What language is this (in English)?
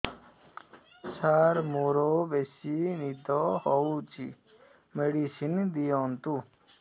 Odia